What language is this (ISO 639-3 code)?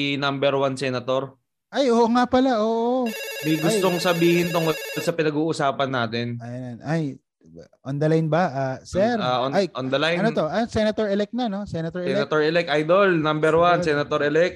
fil